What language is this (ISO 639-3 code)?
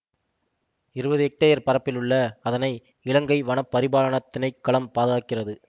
tam